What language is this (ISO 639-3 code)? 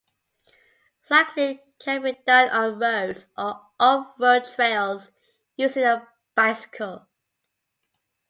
eng